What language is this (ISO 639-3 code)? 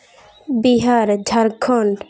sat